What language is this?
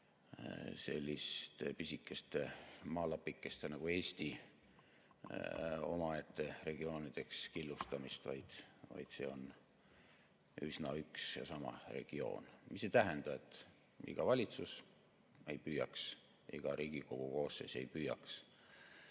Estonian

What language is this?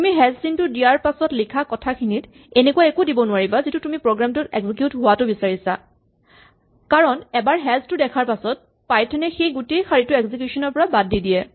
Assamese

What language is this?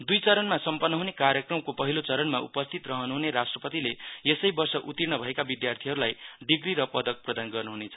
Nepali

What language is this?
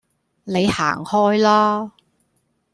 Cantonese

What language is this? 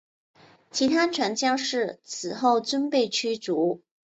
Chinese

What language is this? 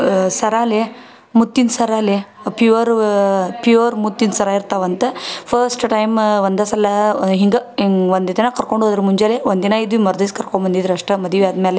Kannada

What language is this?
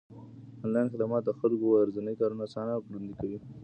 Pashto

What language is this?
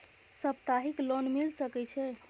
Maithili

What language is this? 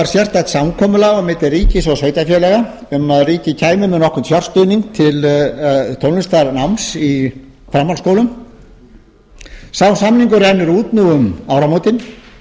Icelandic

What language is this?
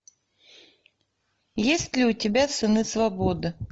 Russian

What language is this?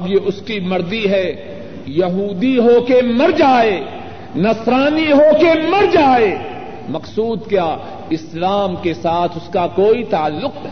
Urdu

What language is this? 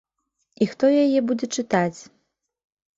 Belarusian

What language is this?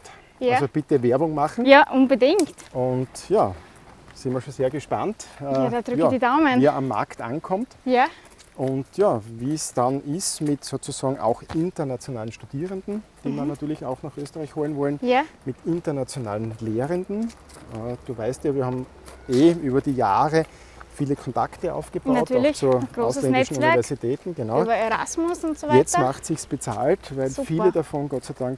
German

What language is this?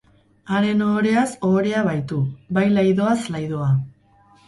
Basque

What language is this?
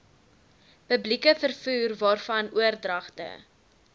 Afrikaans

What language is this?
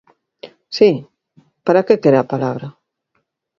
Galician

